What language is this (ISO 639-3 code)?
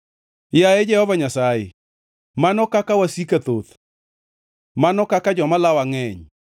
luo